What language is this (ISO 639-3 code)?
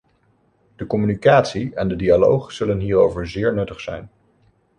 nld